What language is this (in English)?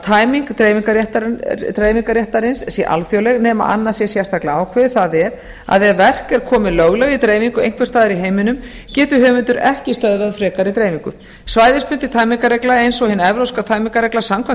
Icelandic